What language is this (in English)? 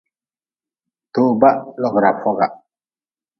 Nawdm